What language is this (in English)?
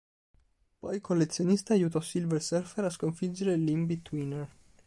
Italian